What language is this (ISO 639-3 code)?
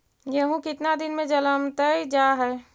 mag